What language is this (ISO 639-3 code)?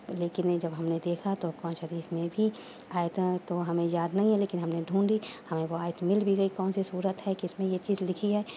urd